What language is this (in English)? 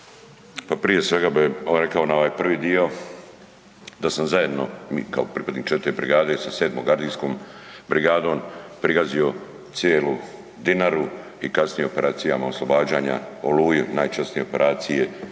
Croatian